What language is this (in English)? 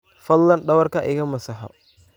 Somali